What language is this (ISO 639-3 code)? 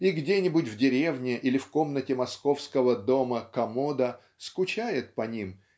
rus